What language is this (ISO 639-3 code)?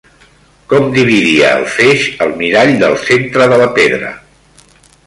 cat